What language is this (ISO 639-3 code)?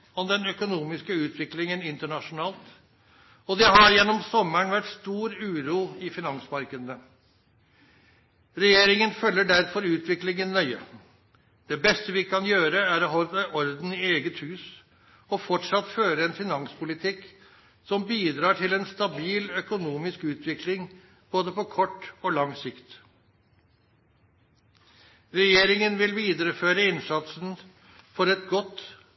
nno